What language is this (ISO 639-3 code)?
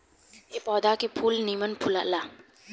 bho